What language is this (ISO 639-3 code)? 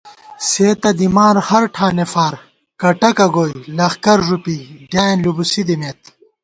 gwt